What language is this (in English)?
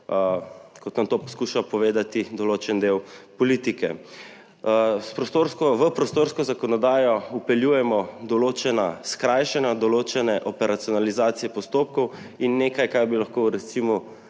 Slovenian